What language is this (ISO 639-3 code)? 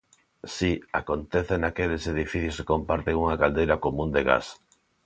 glg